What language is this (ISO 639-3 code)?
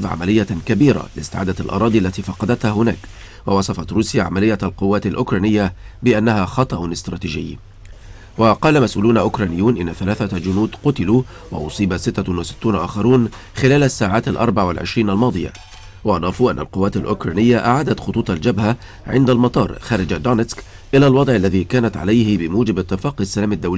ara